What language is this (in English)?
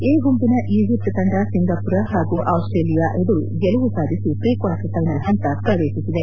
Kannada